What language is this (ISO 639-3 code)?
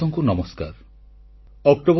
ori